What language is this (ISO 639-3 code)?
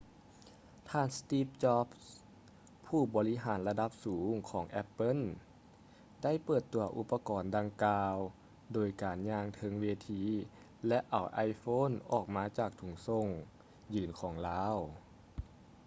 lao